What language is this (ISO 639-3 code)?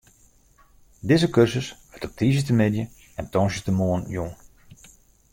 fry